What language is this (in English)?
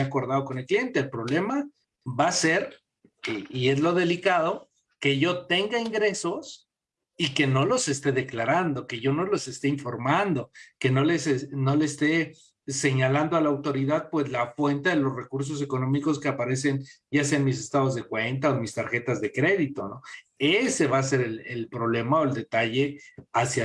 Spanish